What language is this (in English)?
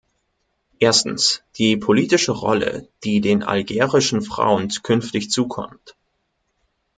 German